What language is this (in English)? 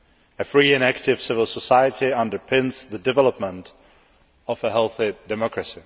English